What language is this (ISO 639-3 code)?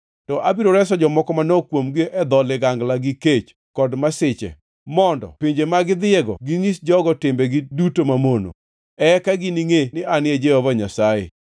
luo